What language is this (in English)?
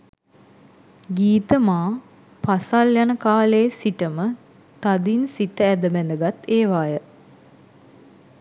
Sinhala